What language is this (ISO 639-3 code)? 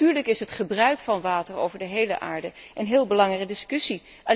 nld